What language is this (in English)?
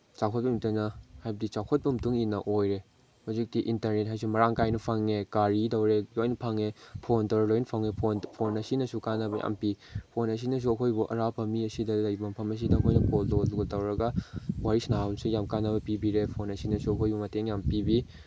Manipuri